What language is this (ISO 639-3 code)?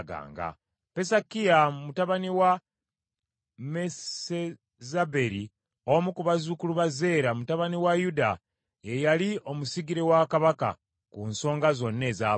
lug